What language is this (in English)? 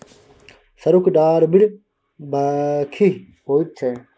Maithili